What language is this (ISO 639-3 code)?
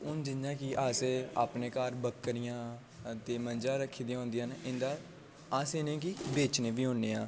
doi